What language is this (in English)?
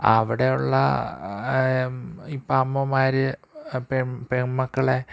Malayalam